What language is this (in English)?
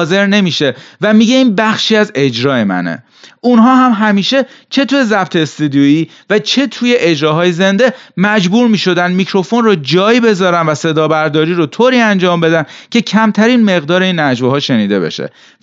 Persian